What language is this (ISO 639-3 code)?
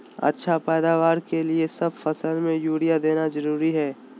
mag